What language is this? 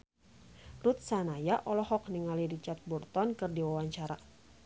Sundanese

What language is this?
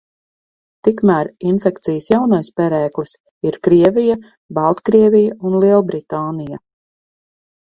Latvian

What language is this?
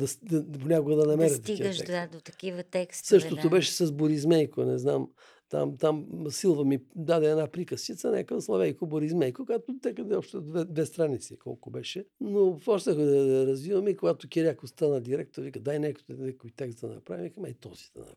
Bulgarian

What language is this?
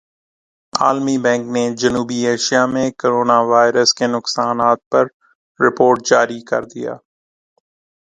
Urdu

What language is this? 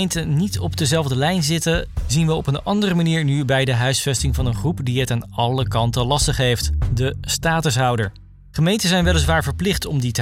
Dutch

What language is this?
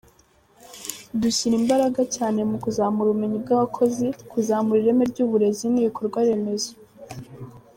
Kinyarwanda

